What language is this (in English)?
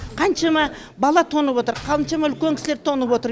Kazakh